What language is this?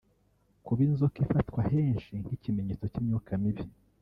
Kinyarwanda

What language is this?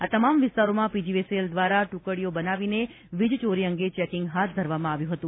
Gujarati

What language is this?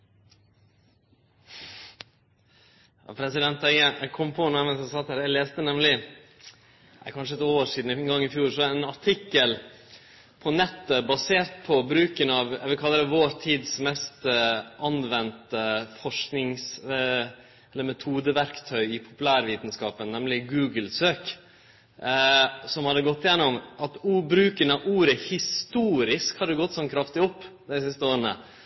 Norwegian Nynorsk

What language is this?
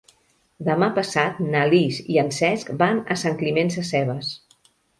Catalan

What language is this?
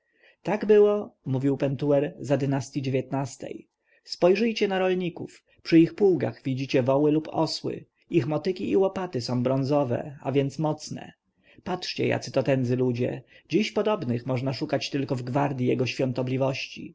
Polish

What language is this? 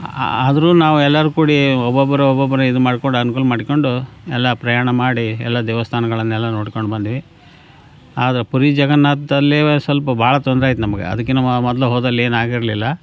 Kannada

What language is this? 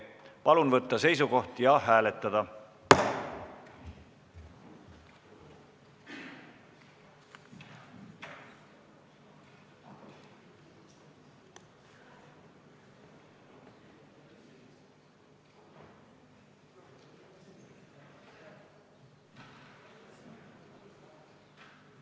Estonian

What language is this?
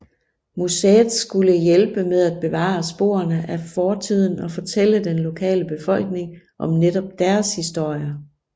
Danish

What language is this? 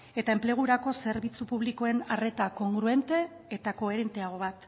Basque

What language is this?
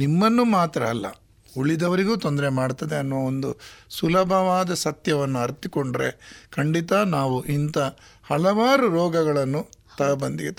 Kannada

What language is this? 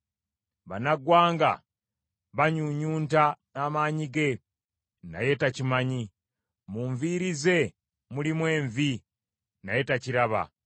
Ganda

